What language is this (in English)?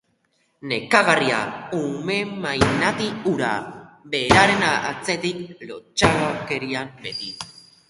Basque